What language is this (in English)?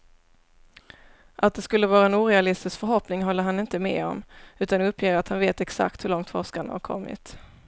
Swedish